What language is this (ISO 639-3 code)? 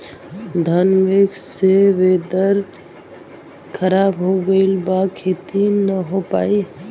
bho